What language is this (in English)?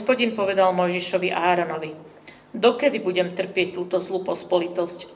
Slovak